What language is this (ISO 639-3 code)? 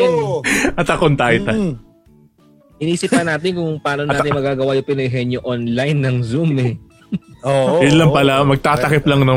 fil